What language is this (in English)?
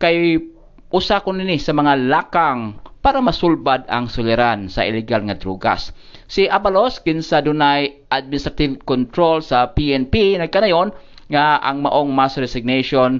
Filipino